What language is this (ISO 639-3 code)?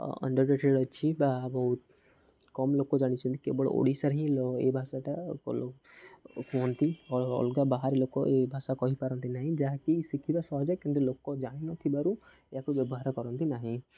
ori